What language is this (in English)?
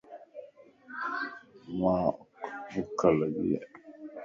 Lasi